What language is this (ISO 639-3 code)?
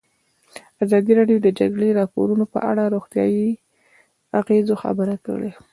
pus